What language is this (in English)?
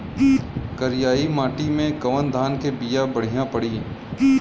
Bhojpuri